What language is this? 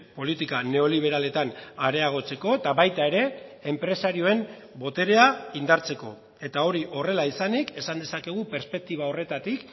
Basque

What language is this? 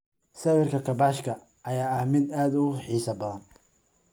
Somali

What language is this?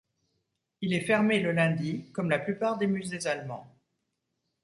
French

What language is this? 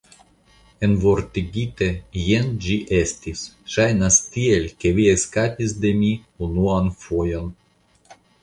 Esperanto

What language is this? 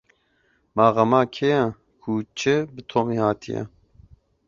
Kurdish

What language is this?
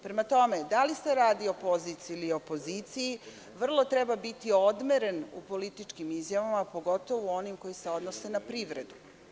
Serbian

